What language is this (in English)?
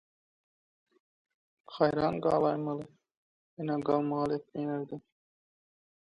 Turkmen